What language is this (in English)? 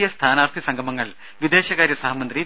Malayalam